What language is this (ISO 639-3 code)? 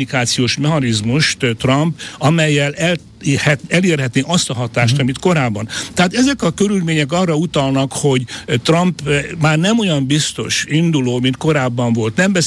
hun